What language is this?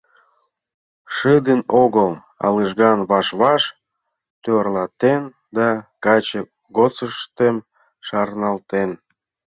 Mari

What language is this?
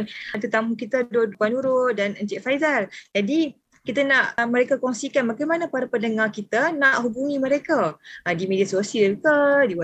Malay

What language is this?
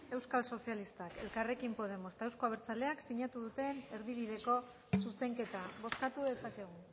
Basque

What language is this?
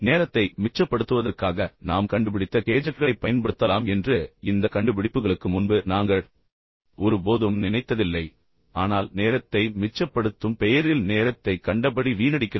Tamil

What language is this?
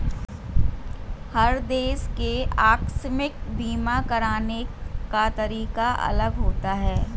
Hindi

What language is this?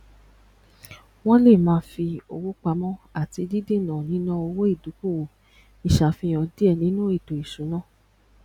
Yoruba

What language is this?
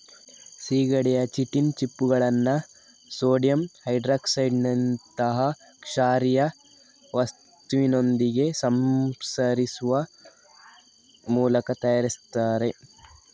Kannada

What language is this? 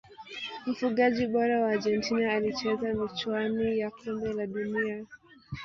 Swahili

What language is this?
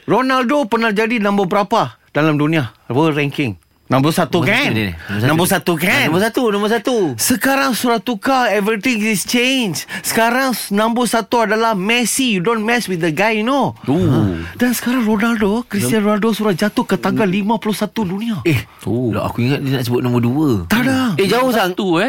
Malay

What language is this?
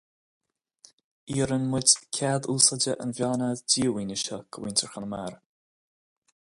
Irish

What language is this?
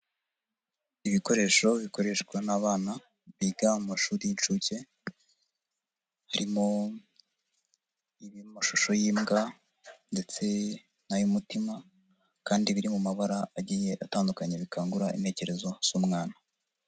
Kinyarwanda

